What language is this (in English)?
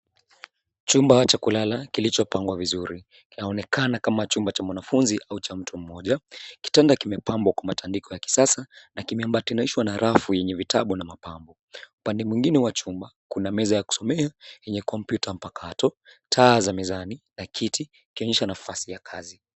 Swahili